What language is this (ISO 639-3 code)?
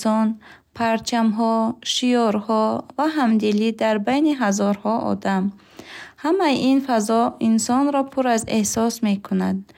bhh